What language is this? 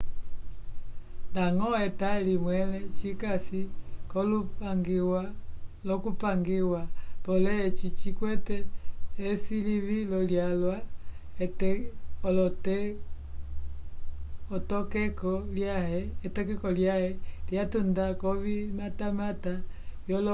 Umbundu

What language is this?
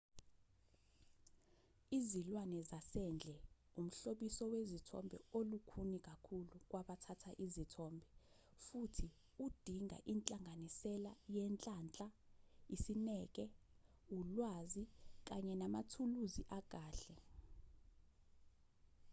Zulu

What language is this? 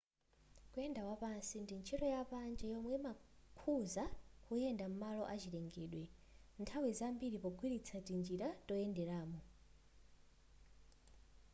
Nyanja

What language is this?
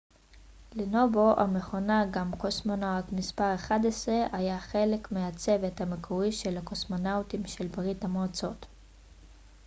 Hebrew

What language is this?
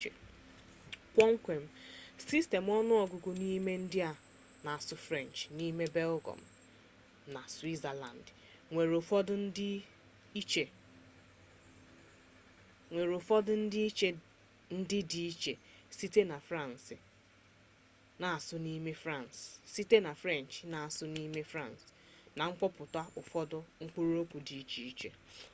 Igbo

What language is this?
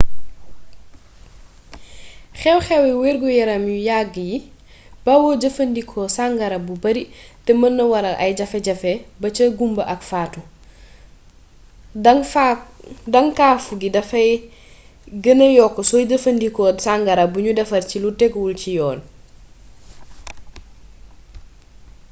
Wolof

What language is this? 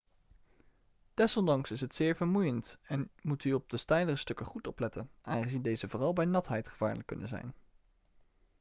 Dutch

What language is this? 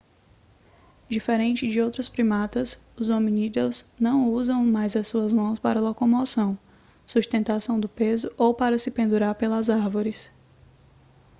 Portuguese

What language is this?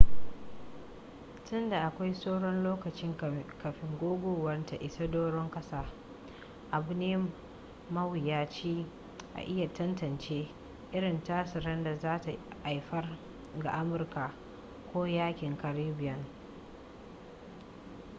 Hausa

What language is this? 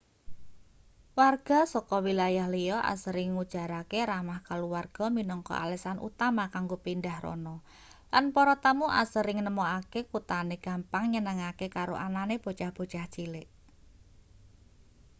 Javanese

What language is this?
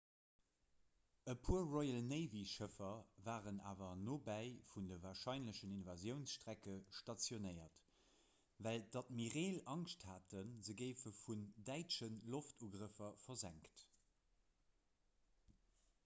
Luxembourgish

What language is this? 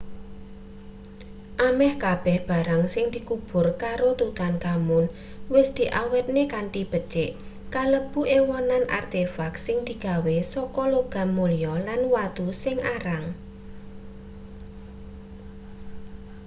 Javanese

